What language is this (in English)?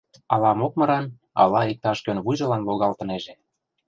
Mari